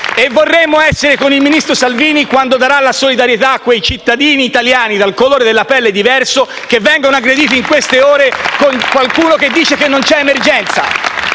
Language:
Italian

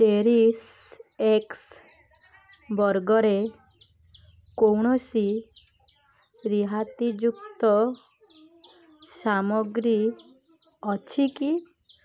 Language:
Odia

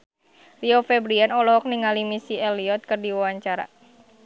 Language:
Sundanese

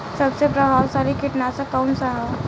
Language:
Bhojpuri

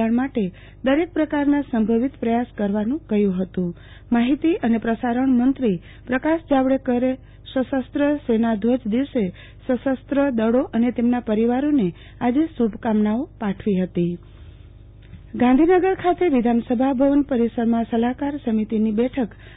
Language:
Gujarati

